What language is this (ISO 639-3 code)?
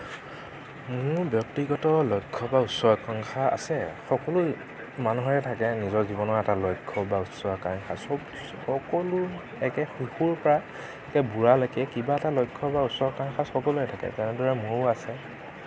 asm